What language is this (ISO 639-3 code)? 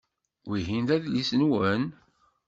kab